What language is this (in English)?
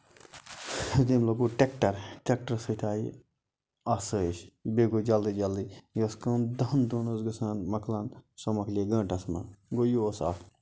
Kashmiri